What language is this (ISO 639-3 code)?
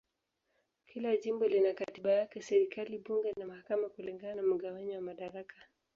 swa